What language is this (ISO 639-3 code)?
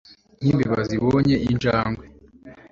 kin